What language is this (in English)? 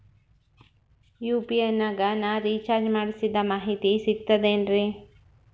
Kannada